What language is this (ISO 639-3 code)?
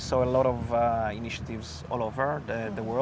ind